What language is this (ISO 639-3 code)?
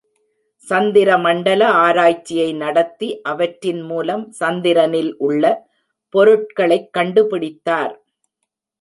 tam